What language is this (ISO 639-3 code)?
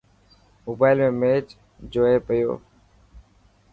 mki